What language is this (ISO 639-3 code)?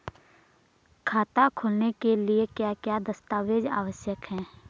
hin